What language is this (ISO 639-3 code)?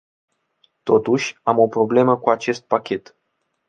ron